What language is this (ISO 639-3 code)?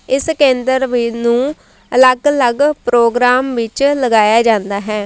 pan